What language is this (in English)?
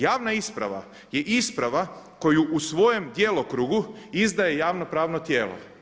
Croatian